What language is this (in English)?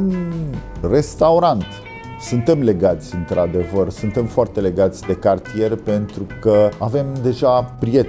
Romanian